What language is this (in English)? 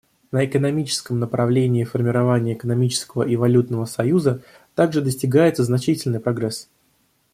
Russian